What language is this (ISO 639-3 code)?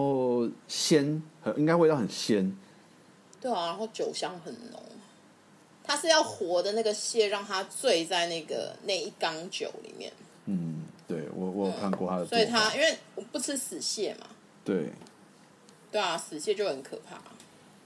zho